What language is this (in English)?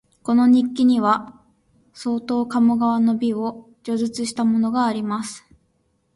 Japanese